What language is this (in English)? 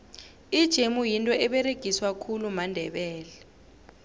South Ndebele